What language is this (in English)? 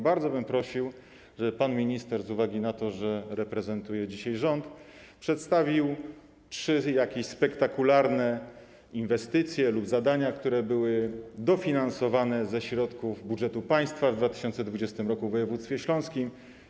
Polish